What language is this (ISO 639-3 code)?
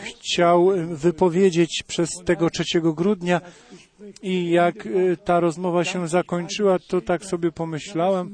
pol